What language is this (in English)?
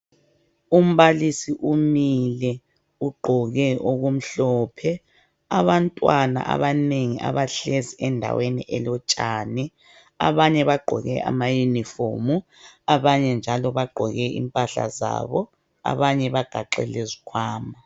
North Ndebele